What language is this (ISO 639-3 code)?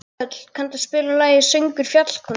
isl